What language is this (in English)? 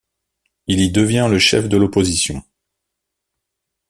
French